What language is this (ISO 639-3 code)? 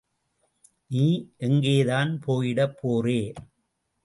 tam